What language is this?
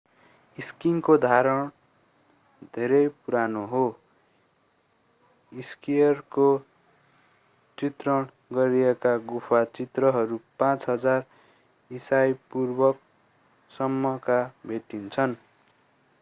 Nepali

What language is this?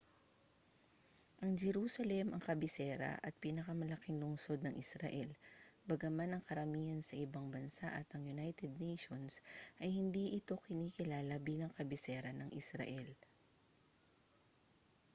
Filipino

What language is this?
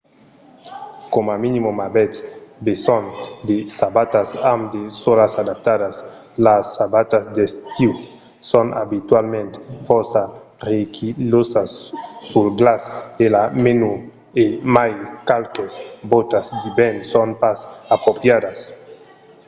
Occitan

